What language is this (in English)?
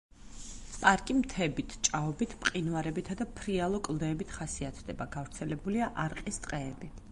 Georgian